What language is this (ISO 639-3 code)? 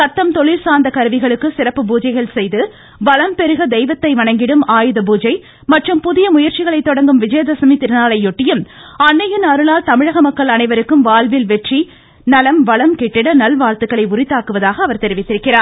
tam